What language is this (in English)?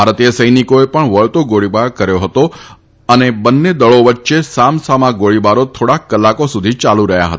Gujarati